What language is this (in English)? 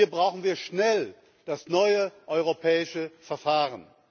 German